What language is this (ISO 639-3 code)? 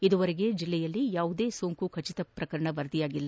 kan